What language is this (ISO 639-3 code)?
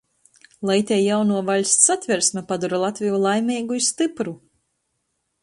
ltg